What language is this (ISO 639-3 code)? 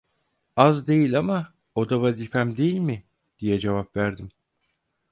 tur